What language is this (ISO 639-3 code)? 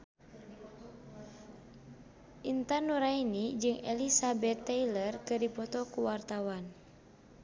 sun